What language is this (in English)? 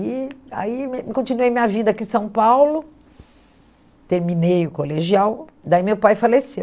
Portuguese